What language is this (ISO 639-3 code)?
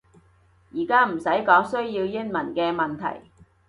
yue